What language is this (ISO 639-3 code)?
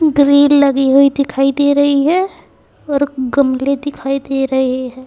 hin